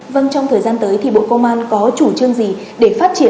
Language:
Vietnamese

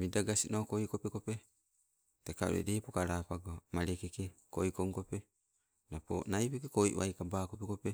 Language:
Sibe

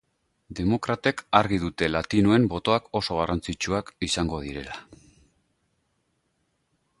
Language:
Basque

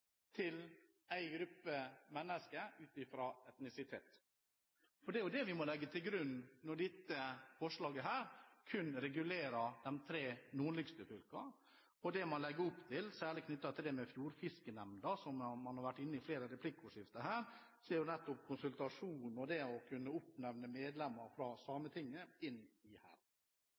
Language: Norwegian Bokmål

